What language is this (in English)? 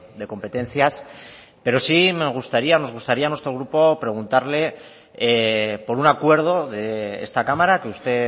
Spanish